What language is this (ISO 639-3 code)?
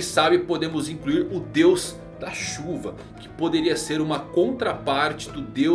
por